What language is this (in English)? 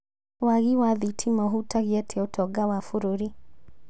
Kikuyu